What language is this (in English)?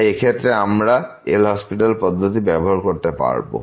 Bangla